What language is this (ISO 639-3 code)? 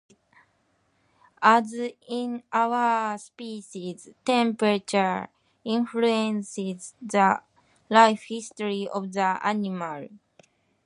eng